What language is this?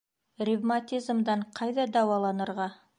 Bashkir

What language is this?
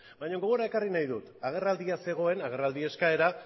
Basque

